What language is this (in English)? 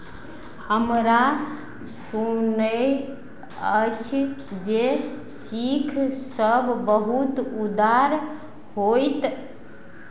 Maithili